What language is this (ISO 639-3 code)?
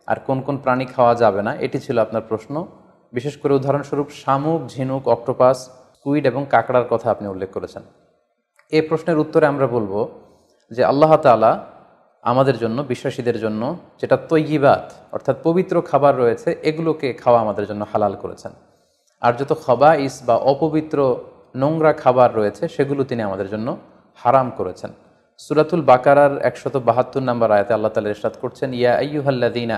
ben